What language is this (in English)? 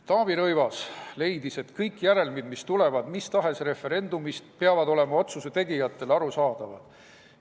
Estonian